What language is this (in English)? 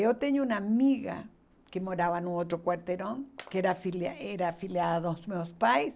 Portuguese